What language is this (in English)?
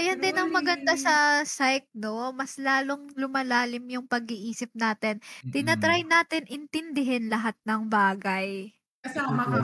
Filipino